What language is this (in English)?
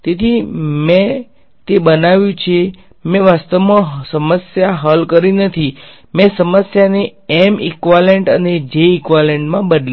Gujarati